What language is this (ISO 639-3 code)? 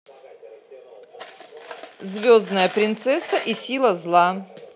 rus